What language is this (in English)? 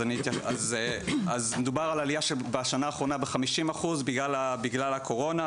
Hebrew